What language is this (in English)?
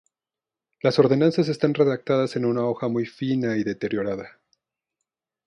Spanish